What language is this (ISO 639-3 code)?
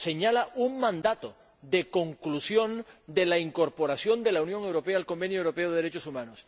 spa